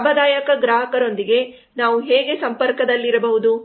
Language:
Kannada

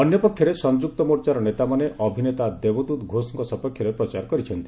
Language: Odia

